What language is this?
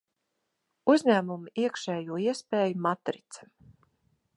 Latvian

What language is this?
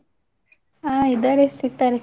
Kannada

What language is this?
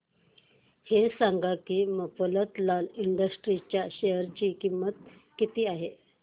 Marathi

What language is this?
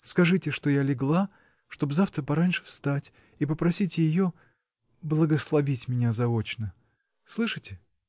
Russian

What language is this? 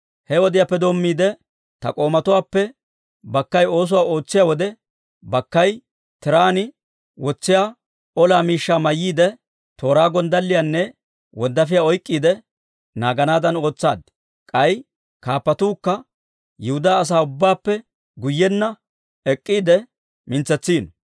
Dawro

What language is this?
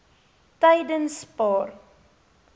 Afrikaans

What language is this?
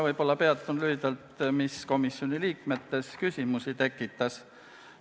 Estonian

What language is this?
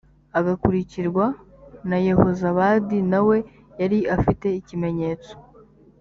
Kinyarwanda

